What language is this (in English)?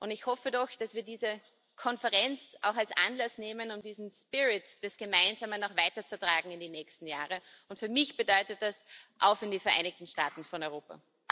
German